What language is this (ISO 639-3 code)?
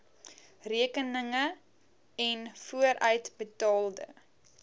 afr